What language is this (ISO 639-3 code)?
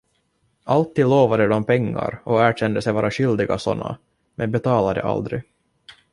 swe